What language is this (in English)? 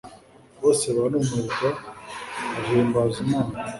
Kinyarwanda